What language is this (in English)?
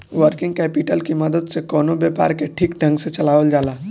Bhojpuri